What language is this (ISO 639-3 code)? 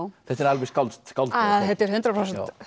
isl